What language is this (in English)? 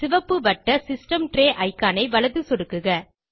Tamil